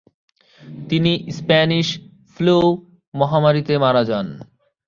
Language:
Bangla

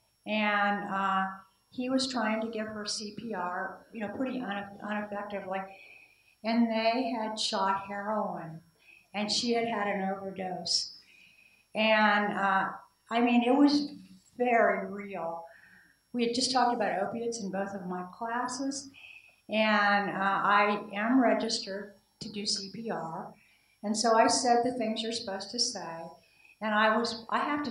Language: English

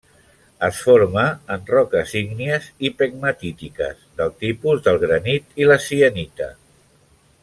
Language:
Catalan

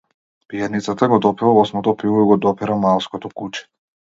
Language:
Macedonian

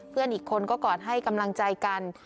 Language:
Thai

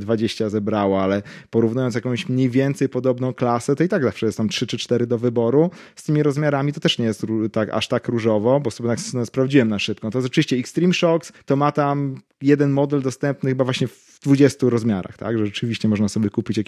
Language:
Polish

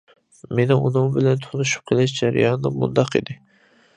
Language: Uyghur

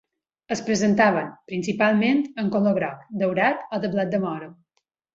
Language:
Catalan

